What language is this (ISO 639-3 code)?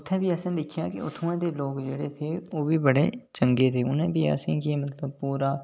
doi